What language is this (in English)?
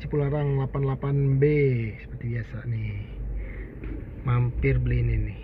Indonesian